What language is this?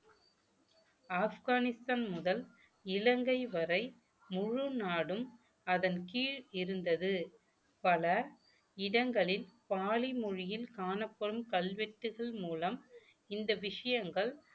Tamil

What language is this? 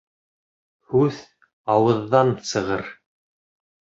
Bashkir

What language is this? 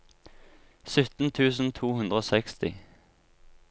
Norwegian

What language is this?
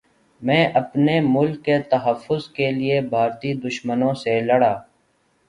Urdu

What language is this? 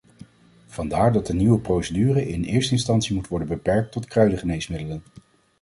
Dutch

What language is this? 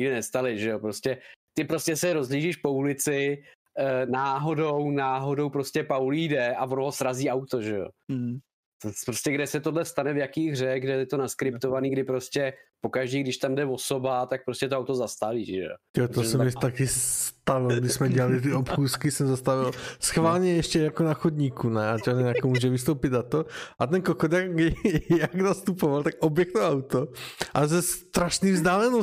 Czech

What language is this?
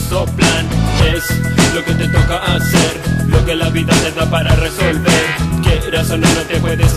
Spanish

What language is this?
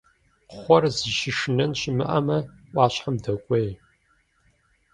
Kabardian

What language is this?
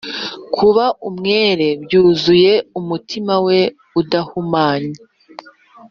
Kinyarwanda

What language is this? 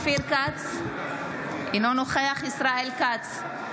Hebrew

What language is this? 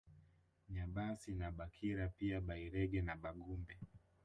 Swahili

